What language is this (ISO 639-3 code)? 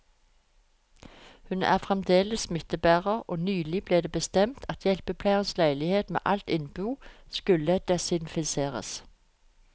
nor